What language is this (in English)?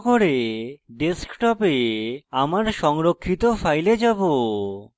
Bangla